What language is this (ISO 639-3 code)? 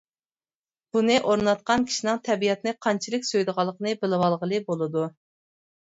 uig